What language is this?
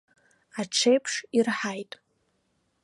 Abkhazian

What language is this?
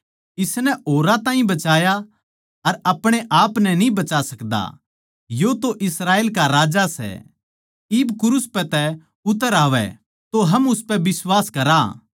Haryanvi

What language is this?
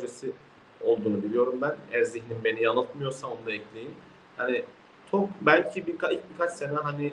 Turkish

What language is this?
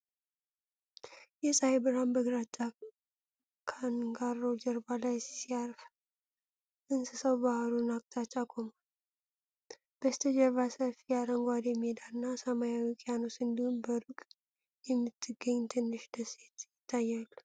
Amharic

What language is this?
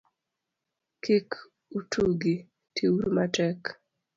Luo (Kenya and Tanzania)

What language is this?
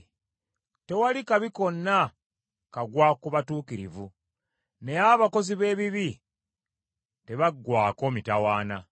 Ganda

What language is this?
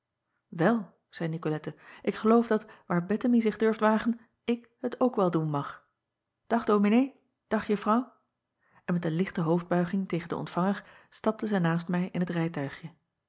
Dutch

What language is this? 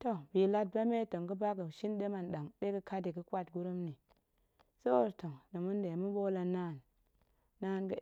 Goemai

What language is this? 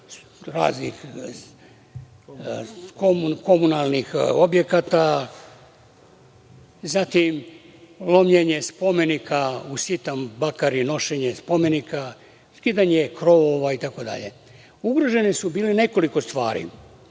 Serbian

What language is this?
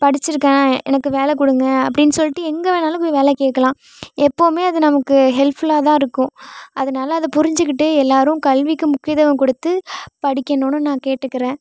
Tamil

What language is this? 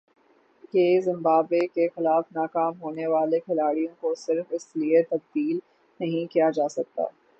Urdu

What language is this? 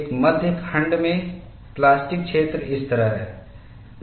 Hindi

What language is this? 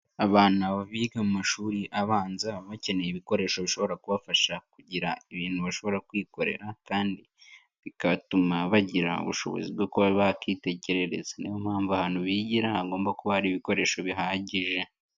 Kinyarwanda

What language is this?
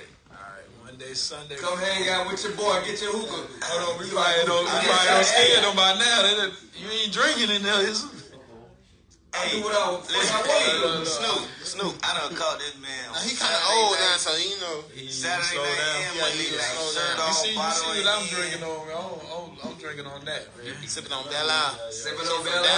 English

